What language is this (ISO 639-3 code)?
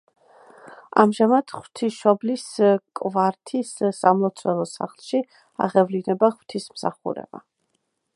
kat